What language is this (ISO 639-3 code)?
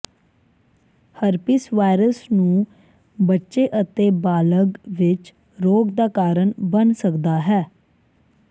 pan